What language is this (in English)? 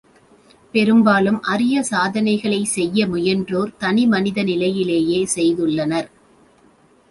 Tamil